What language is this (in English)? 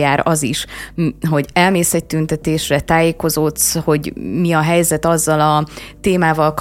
Hungarian